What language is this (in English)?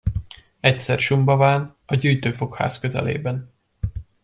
Hungarian